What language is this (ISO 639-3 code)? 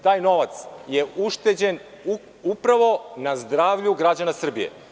srp